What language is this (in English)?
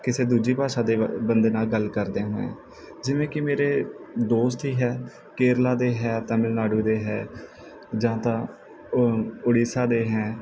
Punjabi